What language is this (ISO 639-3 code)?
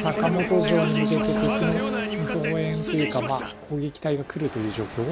jpn